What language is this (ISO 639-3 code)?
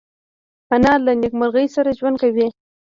pus